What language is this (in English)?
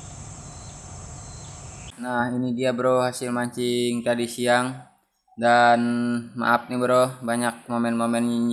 Indonesian